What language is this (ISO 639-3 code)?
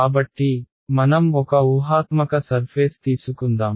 tel